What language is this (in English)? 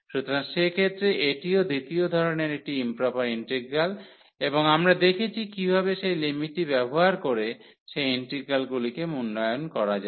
Bangla